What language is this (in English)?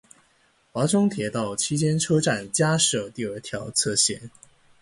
Chinese